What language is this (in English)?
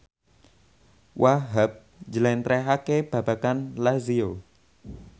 Javanese